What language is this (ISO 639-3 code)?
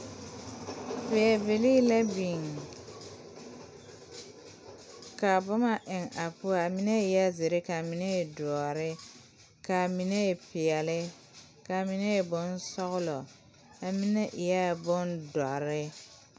dga